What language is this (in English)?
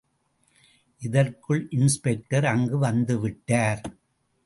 Tamil